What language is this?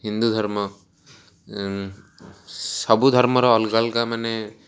Odia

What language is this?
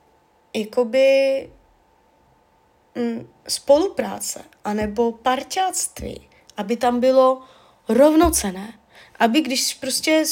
Czech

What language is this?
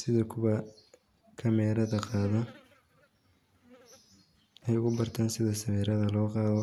Somali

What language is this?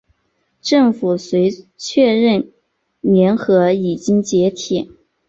Chinese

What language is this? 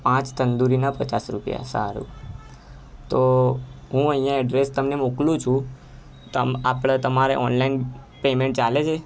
Gujarati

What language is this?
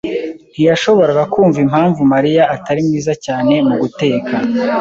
Kinyarwanda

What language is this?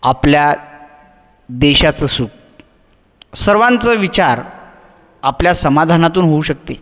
Marathi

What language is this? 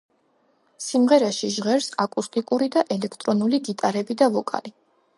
Georgian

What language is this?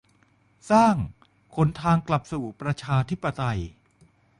Thai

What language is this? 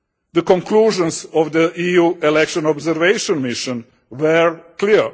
English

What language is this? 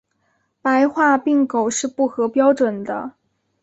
Chinese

